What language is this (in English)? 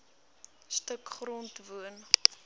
Afrikaans